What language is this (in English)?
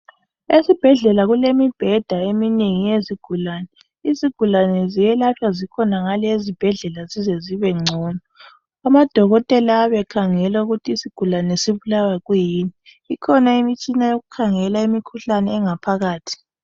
North Ndebele